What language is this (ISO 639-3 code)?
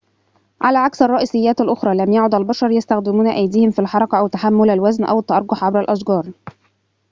ara